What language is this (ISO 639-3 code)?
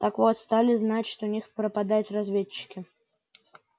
rus